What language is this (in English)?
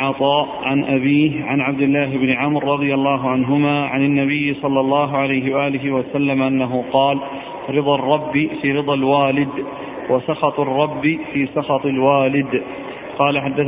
Arabic